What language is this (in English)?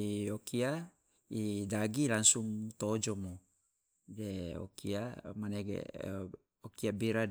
Loloda